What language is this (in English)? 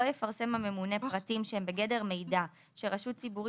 Hebrew